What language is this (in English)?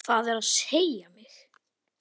Icelandic